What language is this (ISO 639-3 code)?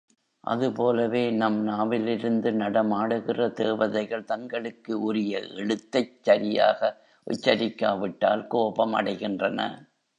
tam